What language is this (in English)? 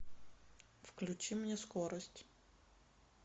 Russian